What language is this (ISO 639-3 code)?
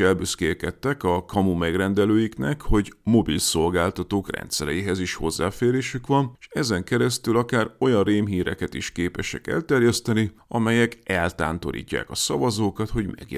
hun